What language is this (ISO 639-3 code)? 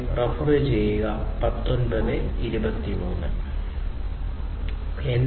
mal